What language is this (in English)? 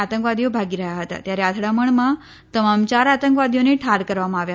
Gujarati